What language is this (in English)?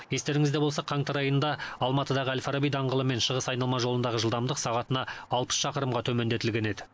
Kazakh